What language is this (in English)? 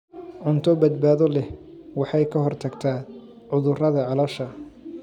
Somali